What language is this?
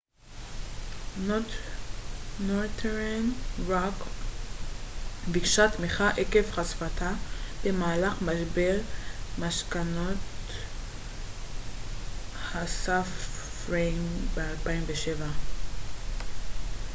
Hebrew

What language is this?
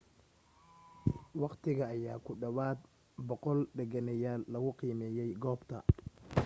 Somali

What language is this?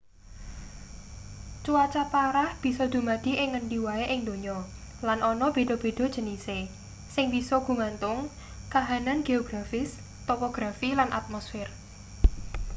Javanese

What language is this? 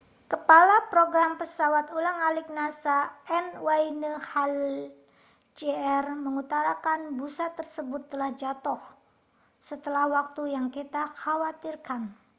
Indonesian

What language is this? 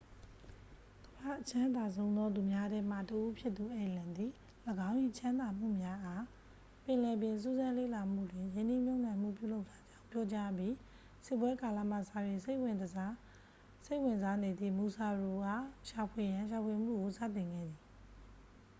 Burmese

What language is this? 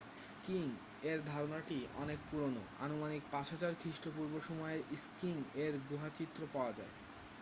Bangla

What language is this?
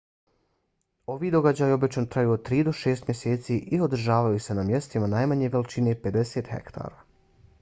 Bosnian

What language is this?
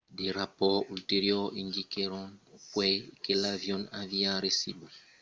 Occitan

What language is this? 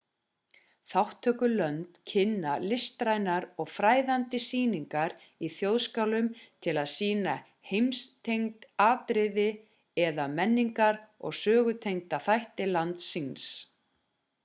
Icelandic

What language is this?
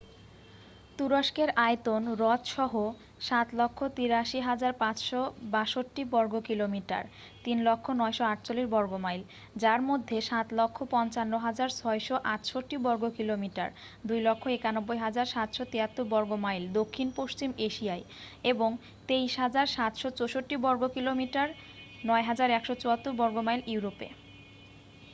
Bangla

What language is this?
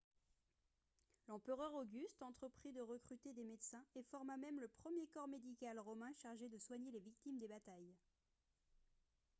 French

